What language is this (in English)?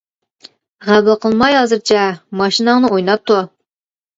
Uyghur